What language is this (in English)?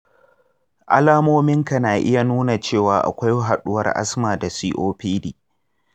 Hausa